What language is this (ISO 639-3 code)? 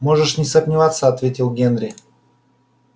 rus